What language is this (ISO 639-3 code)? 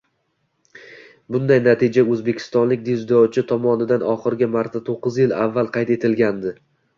uzb